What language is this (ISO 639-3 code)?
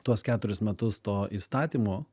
lit